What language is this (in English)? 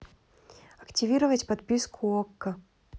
Russian